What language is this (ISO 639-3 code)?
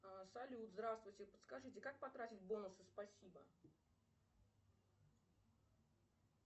rus